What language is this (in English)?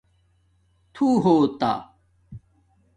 Domaaki